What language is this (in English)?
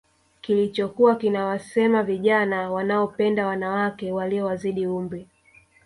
Swahili